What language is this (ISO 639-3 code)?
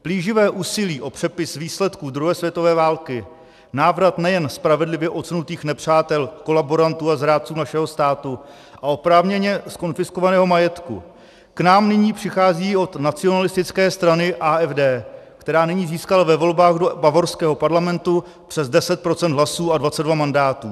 ces